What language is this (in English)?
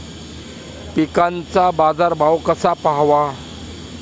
Marathi